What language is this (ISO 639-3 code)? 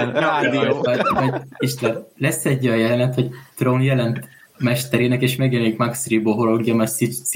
hun